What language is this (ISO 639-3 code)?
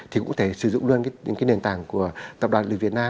vie